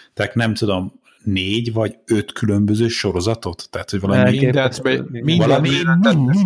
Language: Hungarian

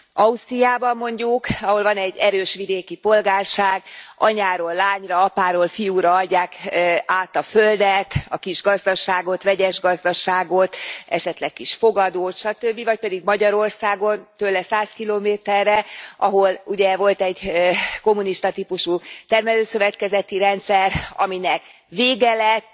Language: Hungarian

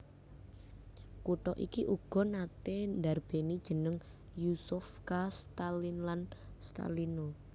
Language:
Javanese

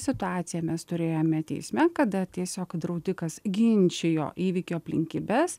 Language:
Lithuanian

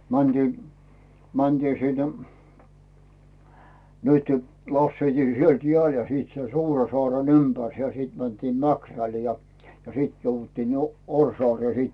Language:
Finnish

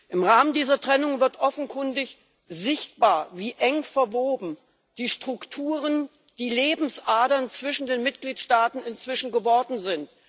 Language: German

